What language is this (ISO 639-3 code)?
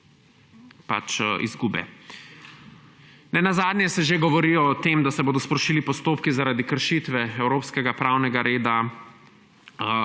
slv